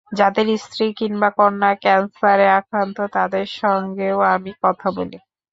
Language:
Bangla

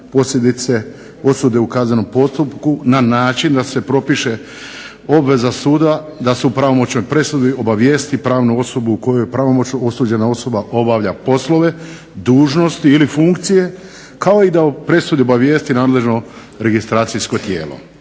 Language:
Croatian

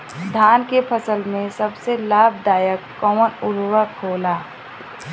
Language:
Bhojpuri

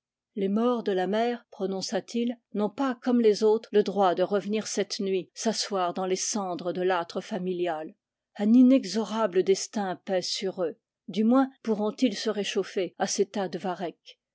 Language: French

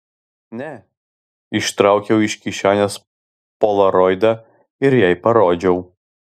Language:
Lithuanian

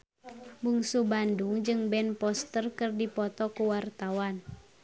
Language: Sundanese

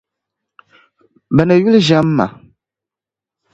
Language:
Dagbani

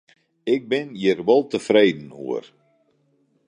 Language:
Western Frisian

